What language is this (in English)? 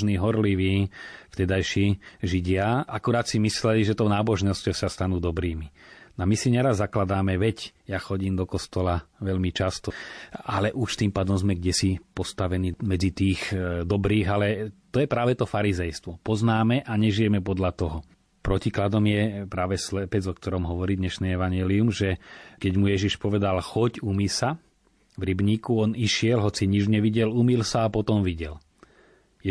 Slovak